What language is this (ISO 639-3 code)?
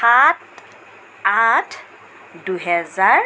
asm